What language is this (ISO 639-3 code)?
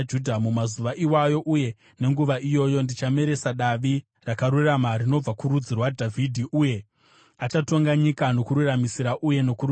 sna